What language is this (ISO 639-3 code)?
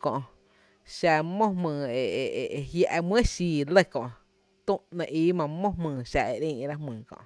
cte